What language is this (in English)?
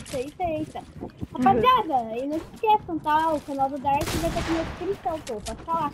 Portuguese